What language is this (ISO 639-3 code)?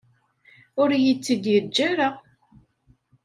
kab